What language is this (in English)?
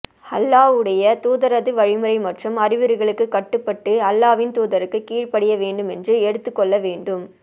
Tamil